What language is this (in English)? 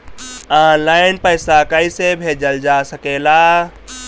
Bhojpuri